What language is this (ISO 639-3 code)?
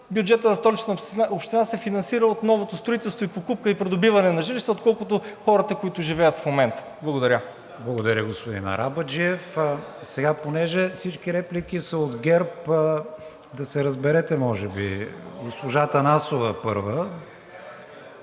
bul